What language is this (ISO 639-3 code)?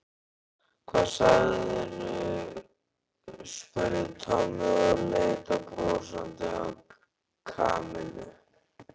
isl